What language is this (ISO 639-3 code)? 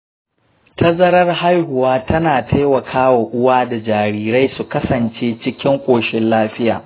hau